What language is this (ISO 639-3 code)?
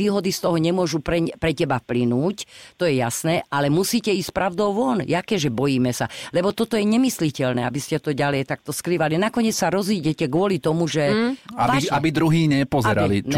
slk